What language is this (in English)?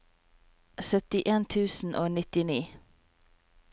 Norwegian